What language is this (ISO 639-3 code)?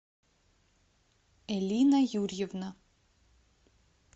rus